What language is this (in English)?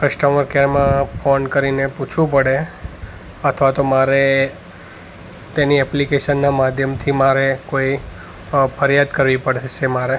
Gujarati